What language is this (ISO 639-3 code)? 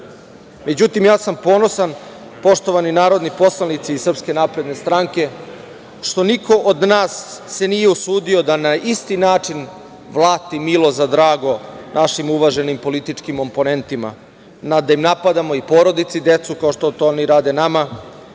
srp